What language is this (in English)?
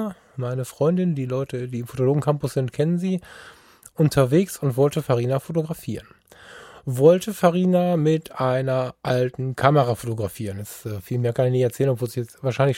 German